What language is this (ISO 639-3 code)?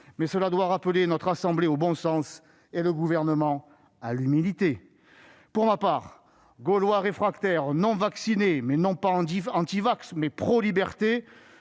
fra